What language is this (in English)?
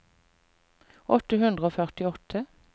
Norwegian